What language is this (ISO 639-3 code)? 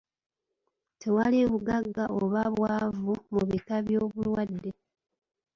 lug